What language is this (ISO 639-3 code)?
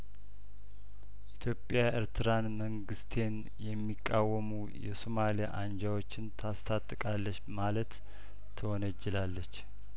amh